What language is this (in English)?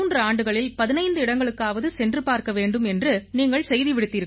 Tamil